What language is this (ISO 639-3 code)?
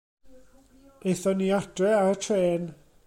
cym